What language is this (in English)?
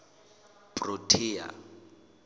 Southern Sotho